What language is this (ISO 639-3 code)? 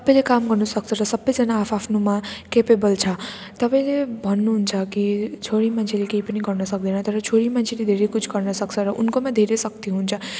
nep